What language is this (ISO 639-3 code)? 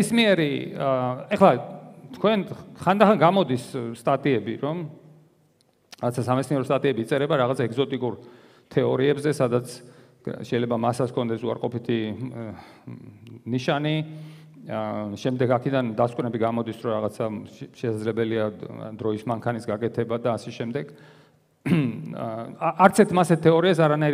ron